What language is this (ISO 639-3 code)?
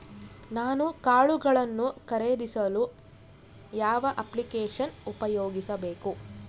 kan